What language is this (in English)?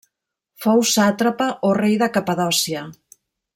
Catalan